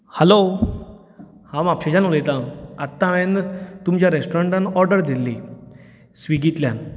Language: Konkani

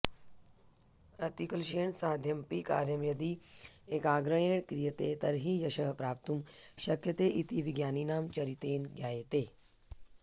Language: Sanskrit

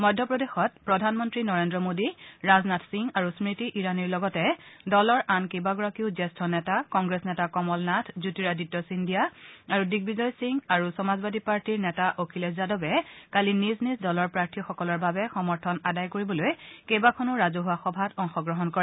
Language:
Assamese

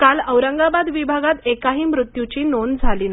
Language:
Marathi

